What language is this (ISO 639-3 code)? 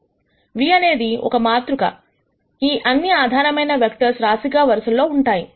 tel